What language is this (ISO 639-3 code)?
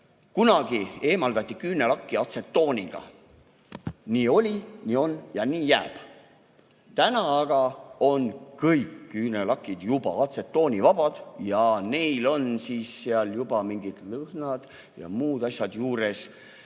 est